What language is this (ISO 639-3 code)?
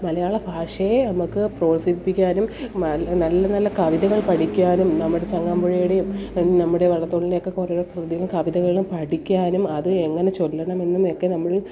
mal